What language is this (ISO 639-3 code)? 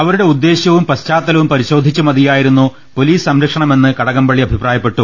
mal